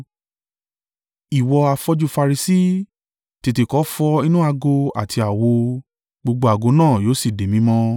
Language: Yoruba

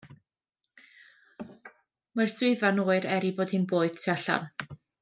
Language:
Welsh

